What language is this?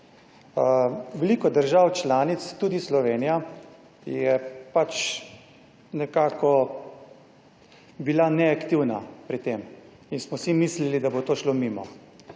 Slovenian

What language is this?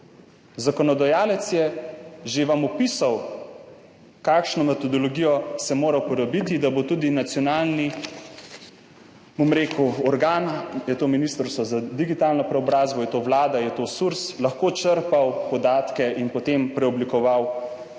Slovenian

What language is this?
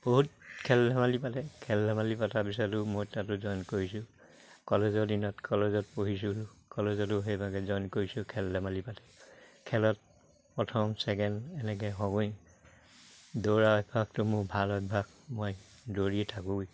Assamese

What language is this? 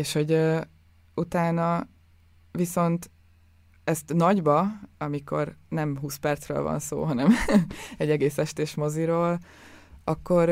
Hungarian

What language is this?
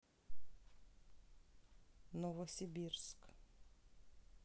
Russian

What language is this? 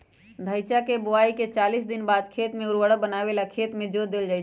Magahi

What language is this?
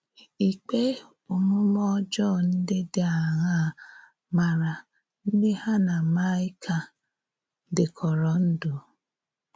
Igbo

